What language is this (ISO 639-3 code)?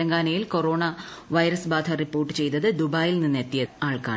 mal